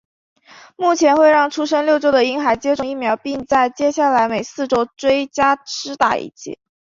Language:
Chinese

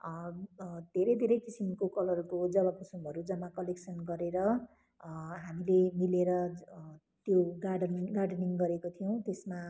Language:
Nepali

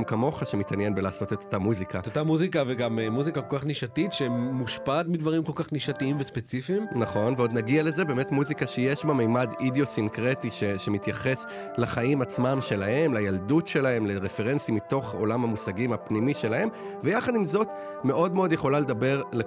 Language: Hebrew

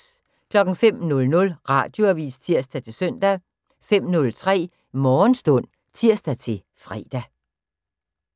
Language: Danish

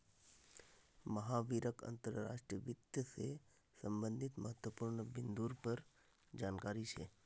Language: Magahi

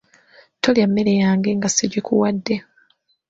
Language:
Ganda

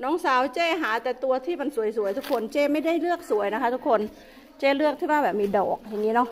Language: Thai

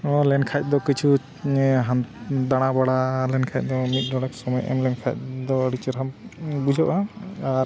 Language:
Santali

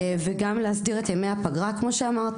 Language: Hebrew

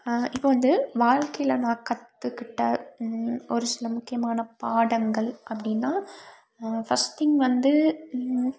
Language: Tamil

